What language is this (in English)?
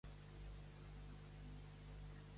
Catalan